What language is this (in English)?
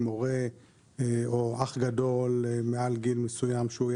Hebrew